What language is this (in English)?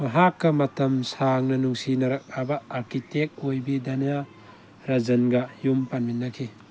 Manipuri